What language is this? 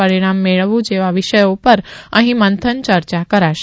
Gujarati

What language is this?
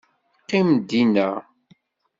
Kabyle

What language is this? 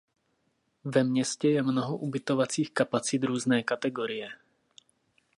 Czech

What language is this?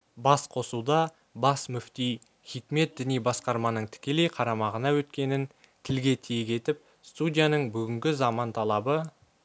Kazakh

